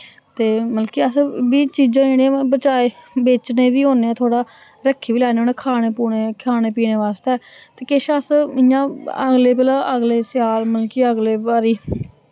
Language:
Dogri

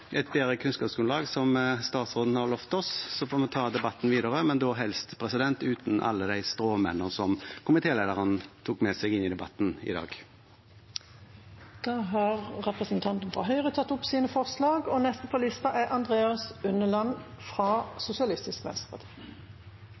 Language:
Norwegian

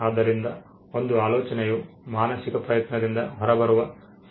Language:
Kannada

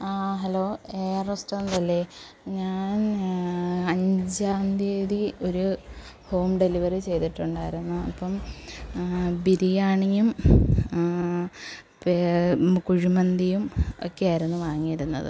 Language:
Malayalam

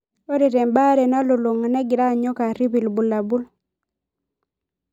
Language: Masai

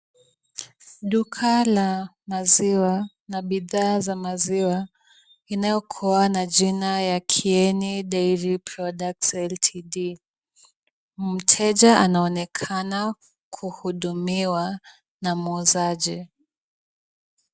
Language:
Swahili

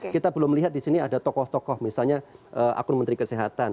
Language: Indonesian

